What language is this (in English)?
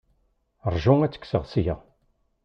Kabyle